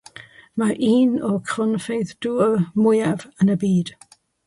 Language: Welsh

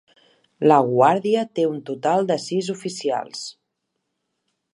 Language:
Catalan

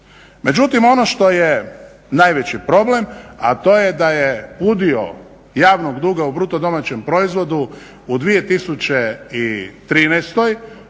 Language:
Croatian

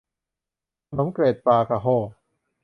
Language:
Thai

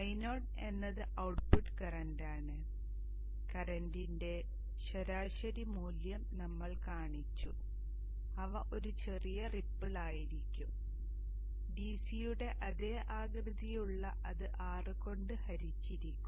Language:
Malayalam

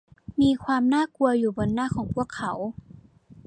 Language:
Thai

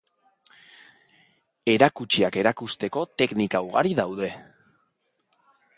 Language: Basque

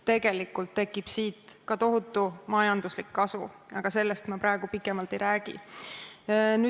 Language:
Estonian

